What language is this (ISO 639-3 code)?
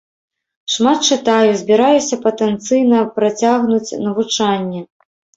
bel